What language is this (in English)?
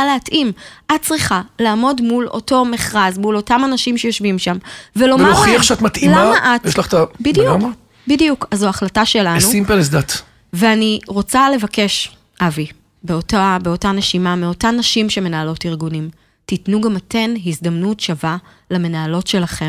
Hebrew